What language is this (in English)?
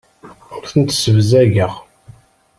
Kabyle